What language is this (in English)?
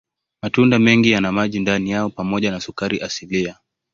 Swahili